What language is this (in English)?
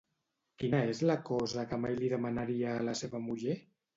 Catalan